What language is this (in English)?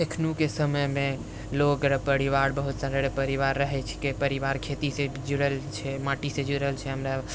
Maithili